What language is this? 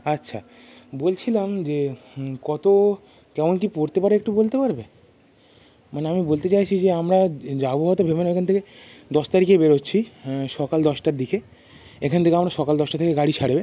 Bangla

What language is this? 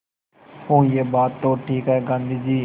Hindi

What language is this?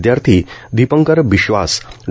Marathi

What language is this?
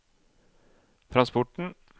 Norwegian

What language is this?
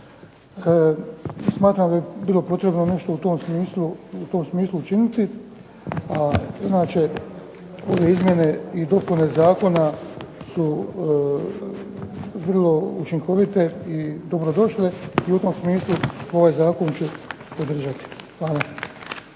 Croatian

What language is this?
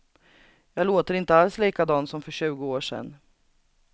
Swedish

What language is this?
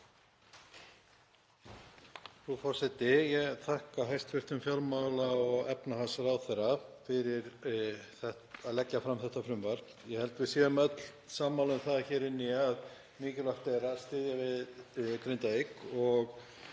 Icelandic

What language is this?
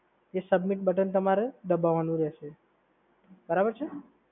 Gujarati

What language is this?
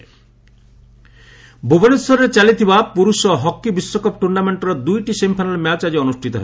Odia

